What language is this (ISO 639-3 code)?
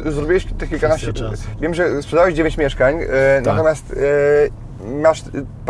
pol